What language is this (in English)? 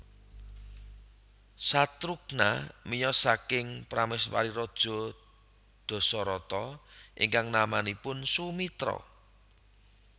Javanese